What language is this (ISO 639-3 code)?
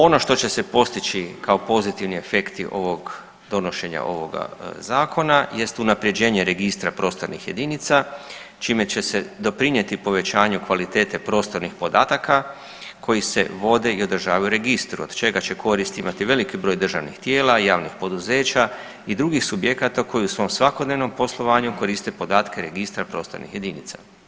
hrv